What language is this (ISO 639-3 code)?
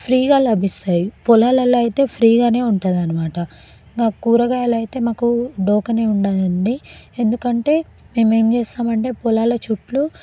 tel